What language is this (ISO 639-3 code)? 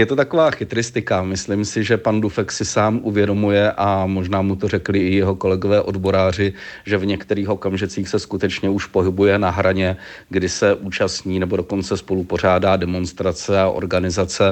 ces